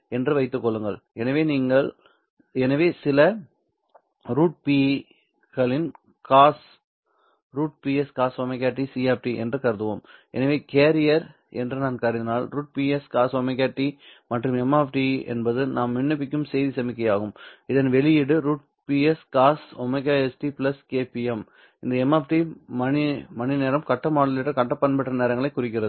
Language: Tamil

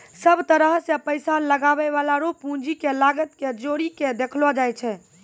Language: Maithili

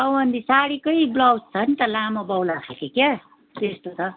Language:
Nepali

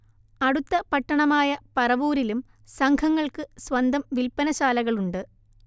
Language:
Malayalam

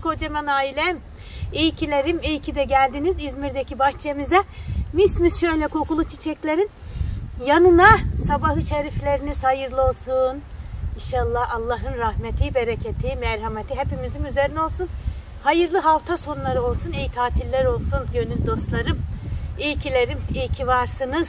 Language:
Turkish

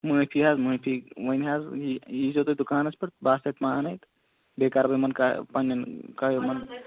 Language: Kashmiri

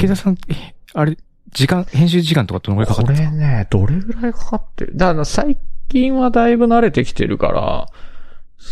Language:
Japanese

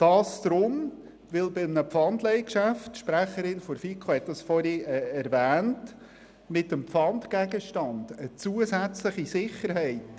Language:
Swiss German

